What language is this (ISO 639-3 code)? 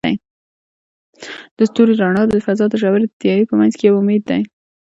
pus